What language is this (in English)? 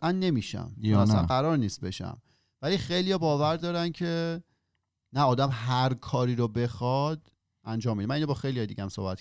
Persian